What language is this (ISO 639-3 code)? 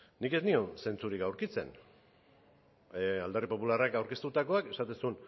eus